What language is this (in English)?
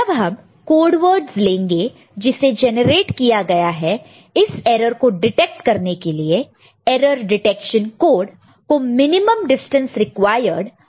Hindi